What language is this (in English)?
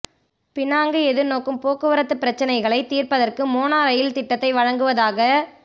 Tamil